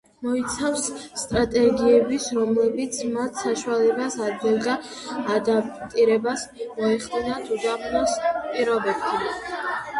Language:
Georgian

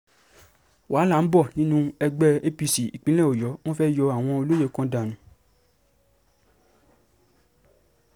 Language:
Yoruba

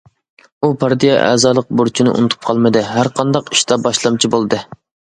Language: Uyghur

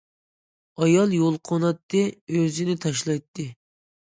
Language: Uyghur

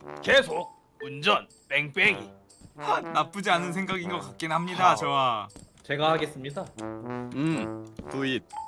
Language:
Korean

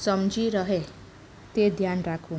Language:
Gujarati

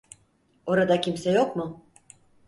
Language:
Turkish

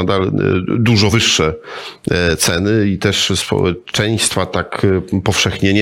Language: Polish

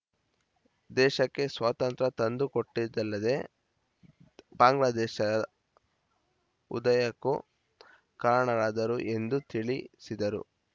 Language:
Kannada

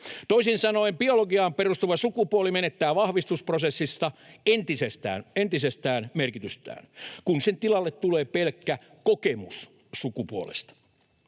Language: Finnish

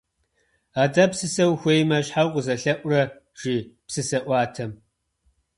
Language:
Kabardian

